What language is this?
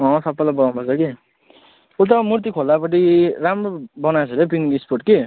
Nepali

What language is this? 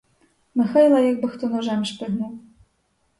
Ukrainian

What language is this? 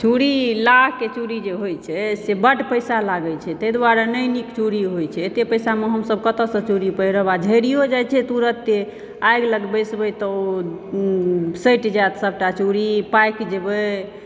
Maithili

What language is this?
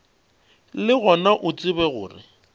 Northern Sotho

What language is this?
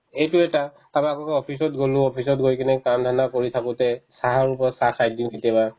Assamese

